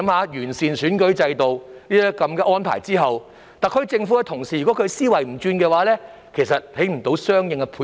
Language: Cantonese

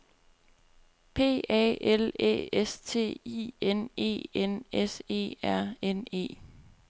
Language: Danish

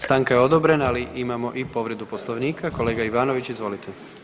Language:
Croatian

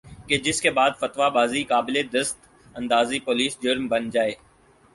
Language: Urdu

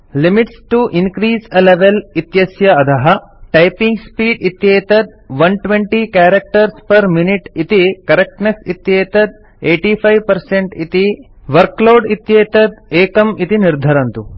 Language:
Sanskrit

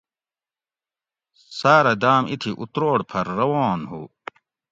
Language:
Gawri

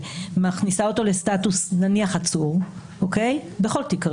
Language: Hebrew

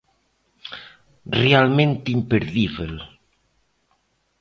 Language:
Galician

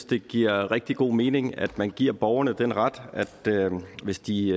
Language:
Danish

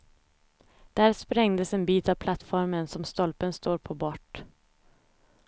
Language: Swedish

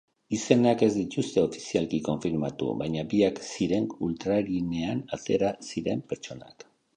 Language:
Basque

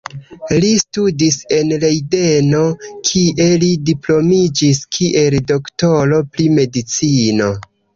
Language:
Esperanto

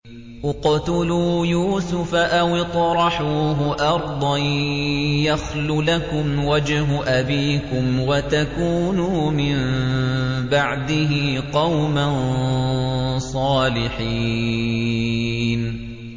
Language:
Arabic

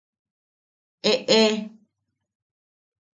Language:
Yaqui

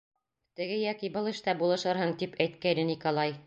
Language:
Bashkir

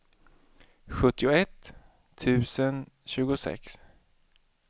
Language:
Swedish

